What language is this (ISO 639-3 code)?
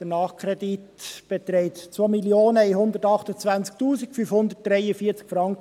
gsw